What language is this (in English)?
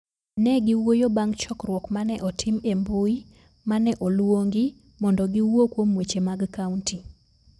Luo (Kenya and Tanzania)